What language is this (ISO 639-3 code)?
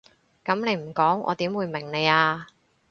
yue